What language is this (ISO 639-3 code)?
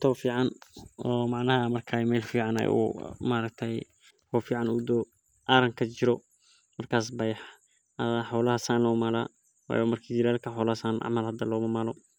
som